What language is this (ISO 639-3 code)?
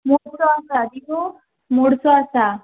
kok